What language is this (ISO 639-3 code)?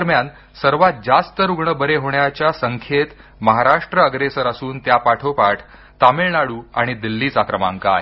mar